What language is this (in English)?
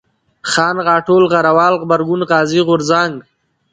Pashto